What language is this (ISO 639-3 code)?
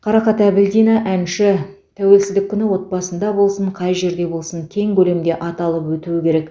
kaz